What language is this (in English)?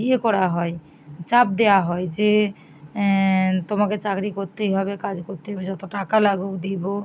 Bangla